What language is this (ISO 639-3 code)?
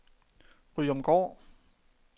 dan